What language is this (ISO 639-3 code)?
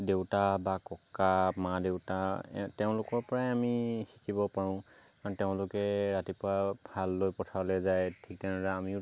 asm